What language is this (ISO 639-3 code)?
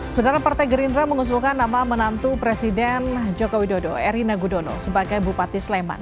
ind